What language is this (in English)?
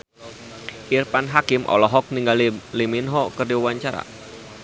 Sundanese